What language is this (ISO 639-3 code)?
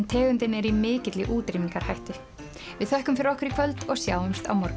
isl